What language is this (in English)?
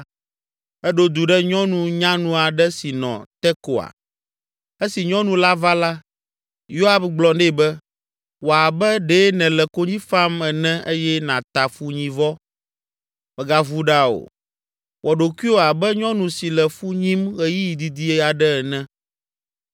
Ewe